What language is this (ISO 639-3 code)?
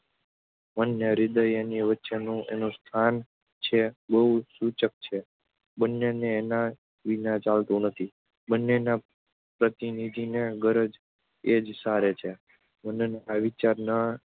guj